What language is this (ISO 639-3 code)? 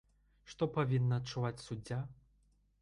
bel